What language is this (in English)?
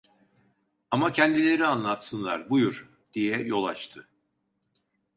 Turkish